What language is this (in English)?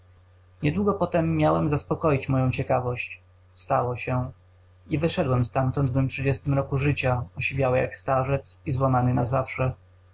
Polish